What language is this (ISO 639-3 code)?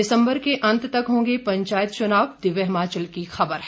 hin